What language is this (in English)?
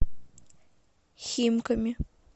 Russian